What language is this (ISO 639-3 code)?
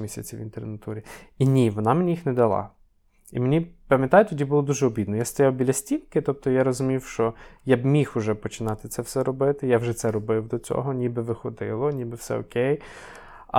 ukr